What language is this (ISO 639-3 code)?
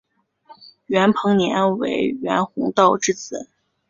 zho